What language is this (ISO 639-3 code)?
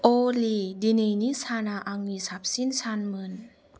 brx